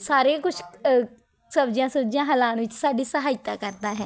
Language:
Punjabi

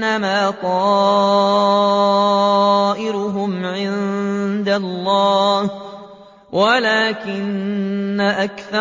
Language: Arabic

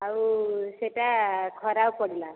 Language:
Odia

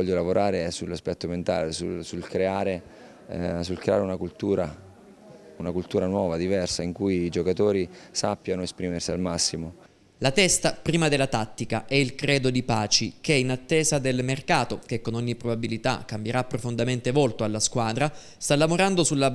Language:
Italian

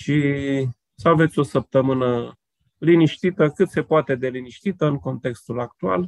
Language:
Romanian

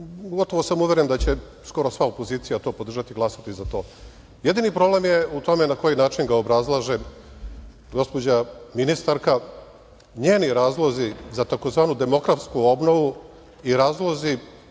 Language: Serbian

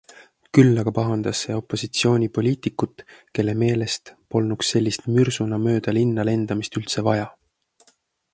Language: Estonian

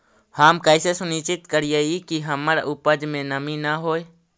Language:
Magahi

